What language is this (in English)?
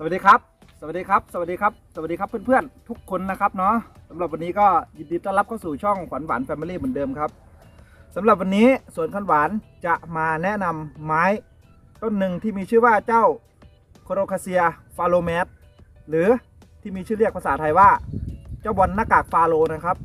Thai